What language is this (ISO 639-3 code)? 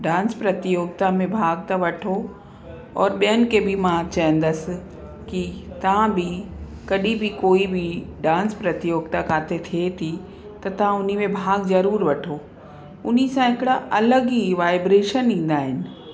snd